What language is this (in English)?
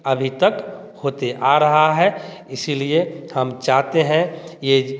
Hindi